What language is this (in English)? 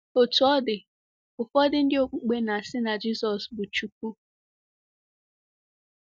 Igbo